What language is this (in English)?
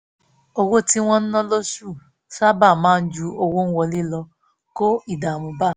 Yoruba